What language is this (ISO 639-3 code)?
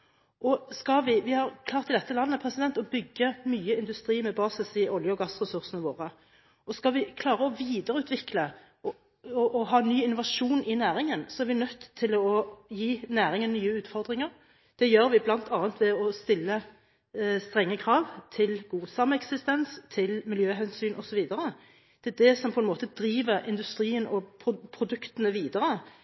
nob